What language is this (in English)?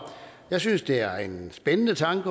Danish